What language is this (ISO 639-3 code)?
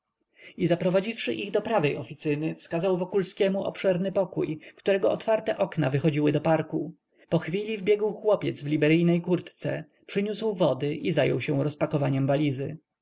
pol